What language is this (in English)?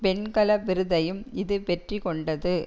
Tamil